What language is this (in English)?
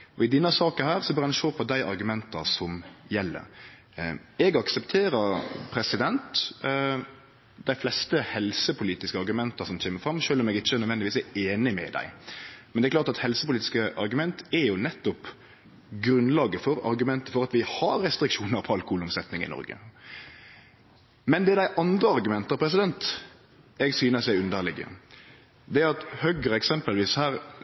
Norwegian Nynorsk